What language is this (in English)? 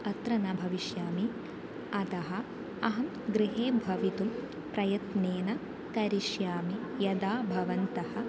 Sanskrit